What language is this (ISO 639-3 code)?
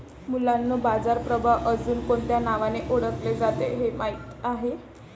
mar